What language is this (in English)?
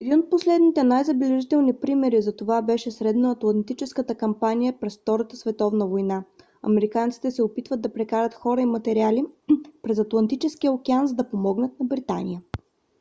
Bulgarian